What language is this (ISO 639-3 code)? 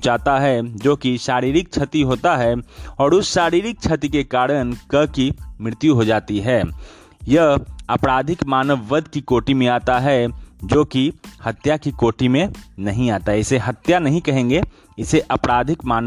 hin